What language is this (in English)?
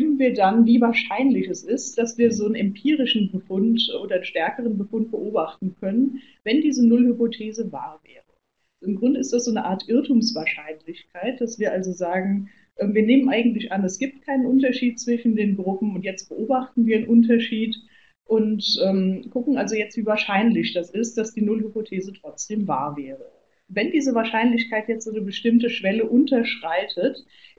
German